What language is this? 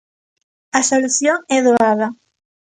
Galician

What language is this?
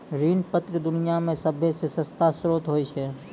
Maithili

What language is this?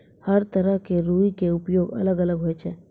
Maithili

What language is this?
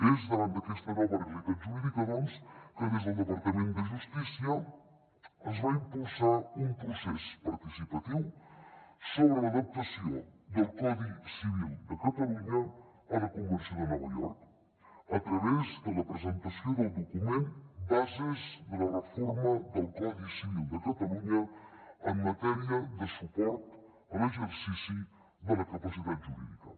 Catalan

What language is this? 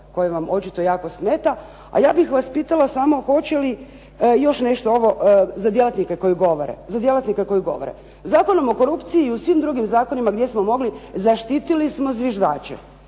Croatian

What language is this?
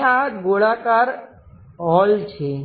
Gujarati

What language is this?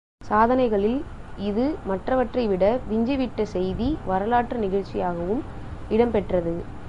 Tamil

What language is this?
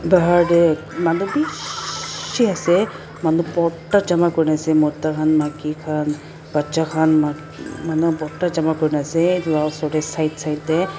Naga Pidgin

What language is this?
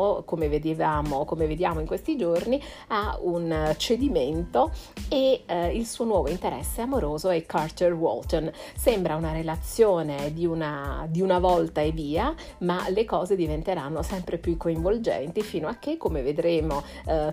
Italian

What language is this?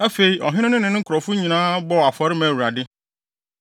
Akan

